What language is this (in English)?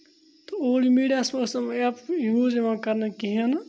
Kashmiri